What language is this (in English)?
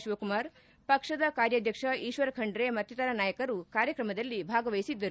Kannada